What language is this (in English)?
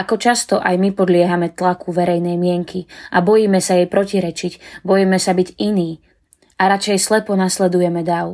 Slovak